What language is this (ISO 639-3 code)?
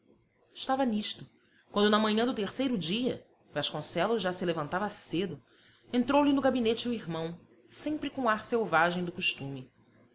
por